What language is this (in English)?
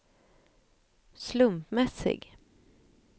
Swedish